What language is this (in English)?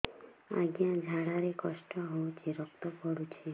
Odia